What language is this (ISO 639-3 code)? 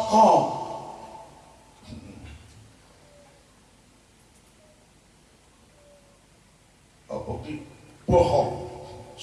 ind